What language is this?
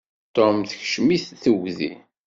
Kabyle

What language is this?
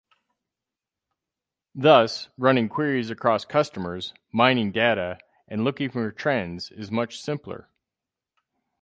English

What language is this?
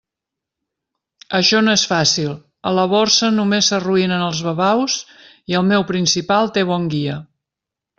Catalan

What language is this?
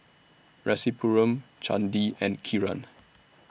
English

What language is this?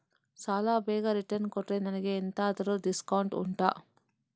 Kannada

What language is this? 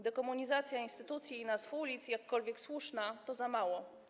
Polish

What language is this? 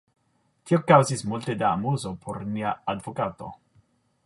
Esperanto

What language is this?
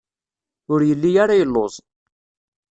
Kabyle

